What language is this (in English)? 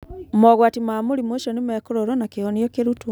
Kikuyu